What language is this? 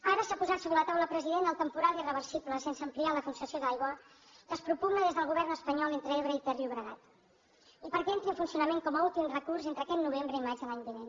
Catalan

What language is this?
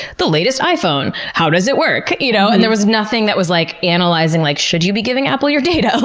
English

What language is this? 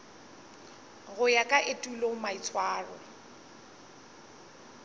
Northern Sotho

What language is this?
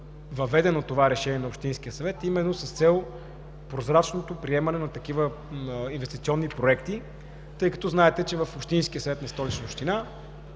Bulgarian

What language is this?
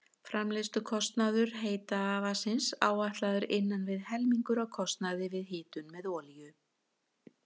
Icelandic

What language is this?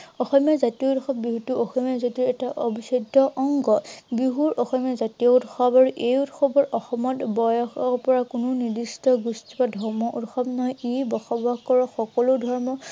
Assamese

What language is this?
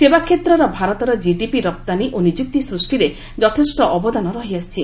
Odia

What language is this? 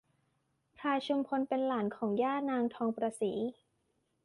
Thai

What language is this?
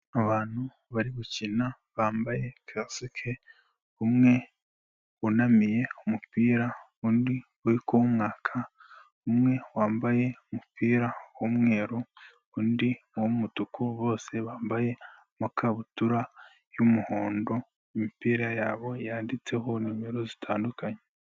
Kinyarwanda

